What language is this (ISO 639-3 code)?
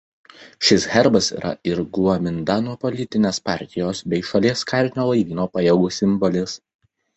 lit